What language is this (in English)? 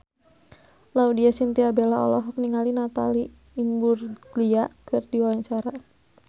Sundanese